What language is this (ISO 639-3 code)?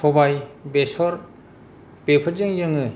brx